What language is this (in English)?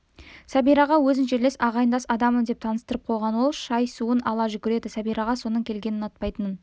Kazakh